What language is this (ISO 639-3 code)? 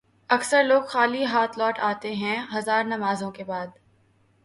urd